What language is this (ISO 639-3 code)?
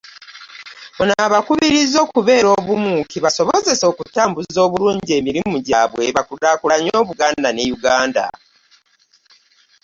lug